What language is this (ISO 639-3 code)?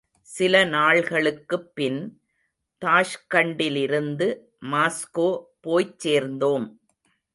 tam